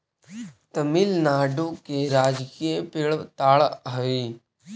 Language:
Magahi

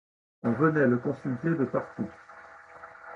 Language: French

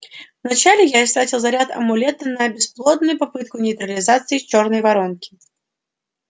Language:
Russian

